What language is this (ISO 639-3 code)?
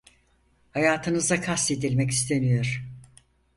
tur